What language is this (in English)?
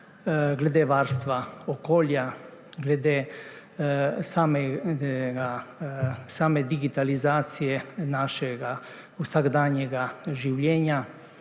Slovenian